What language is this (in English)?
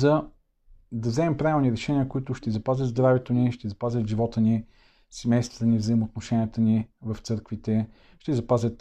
Bulgarian